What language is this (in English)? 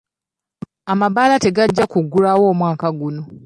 Ganda